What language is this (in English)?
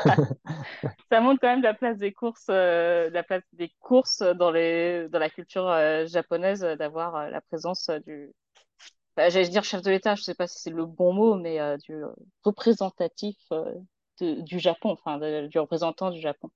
French